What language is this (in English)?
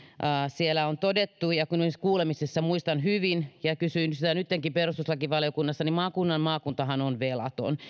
Finnish